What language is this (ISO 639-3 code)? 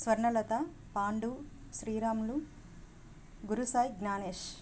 tel